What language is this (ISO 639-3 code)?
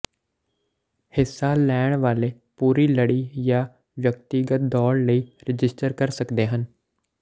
pan